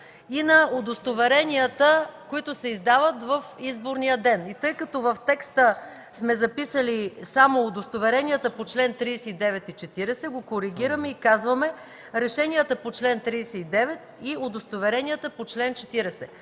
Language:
Bulgarian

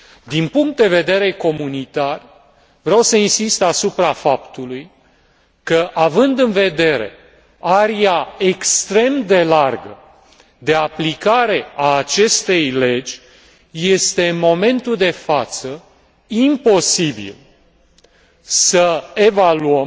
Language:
Romanian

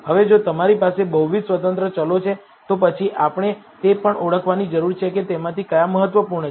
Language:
Gujarati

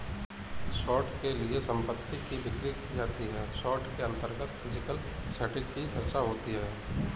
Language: Hindi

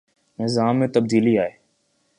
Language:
Urdu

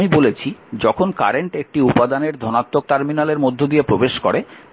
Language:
Bangla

